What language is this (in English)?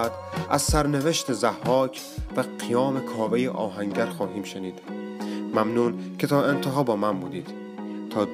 Persian